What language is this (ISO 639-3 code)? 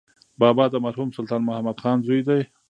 pus